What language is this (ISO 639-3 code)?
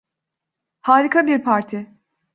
tur